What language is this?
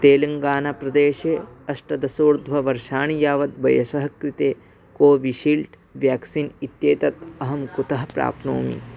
Sanskrit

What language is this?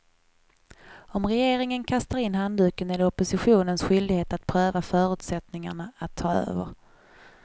Swedish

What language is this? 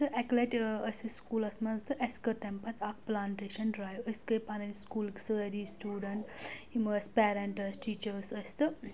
Kashmiri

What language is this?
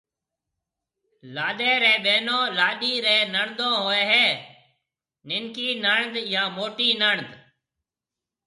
Marwari (Pakistan)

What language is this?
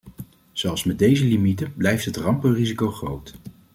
Dutch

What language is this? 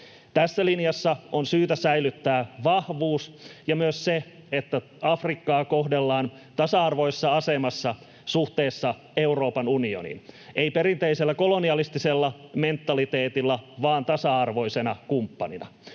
Finnish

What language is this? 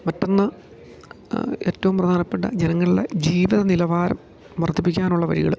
Malayalam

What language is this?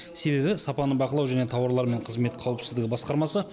Kazakh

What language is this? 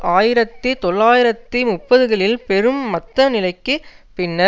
Tamil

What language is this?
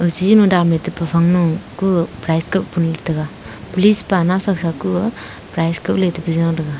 Wancho Naga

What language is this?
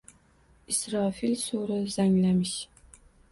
Uzbek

